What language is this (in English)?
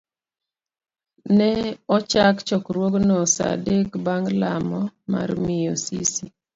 Luo (Kenya and Tanzania)